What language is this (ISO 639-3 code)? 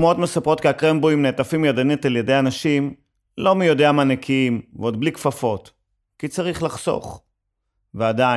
heb